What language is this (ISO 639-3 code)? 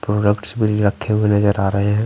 hin